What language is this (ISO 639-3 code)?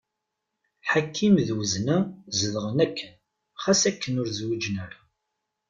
kab